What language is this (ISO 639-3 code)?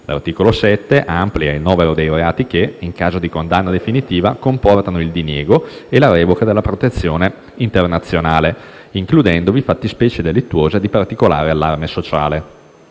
ita